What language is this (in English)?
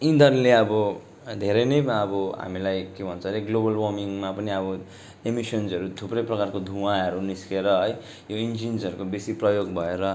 Nepali